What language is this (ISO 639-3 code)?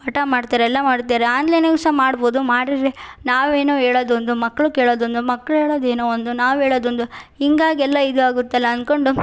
kan